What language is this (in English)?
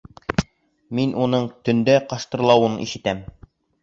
Bashkir